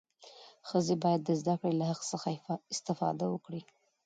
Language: Pashto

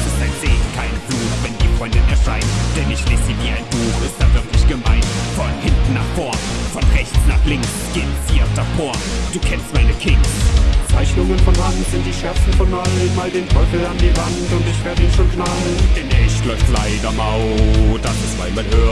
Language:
German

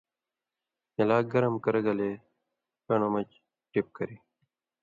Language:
Indus Kohistani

